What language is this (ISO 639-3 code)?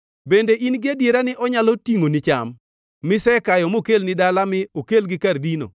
luo